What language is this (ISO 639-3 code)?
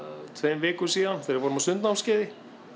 isl